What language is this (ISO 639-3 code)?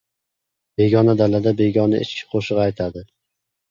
uzb